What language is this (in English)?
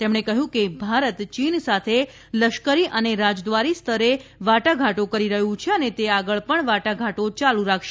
Gujarati